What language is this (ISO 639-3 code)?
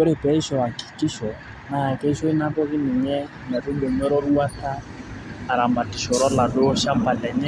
mas